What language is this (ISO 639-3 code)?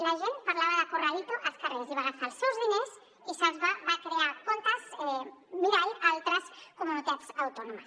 cat